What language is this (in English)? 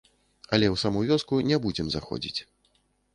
Belarusian